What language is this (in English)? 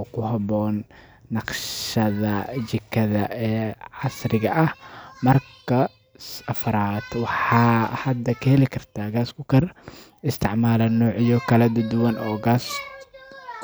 Somali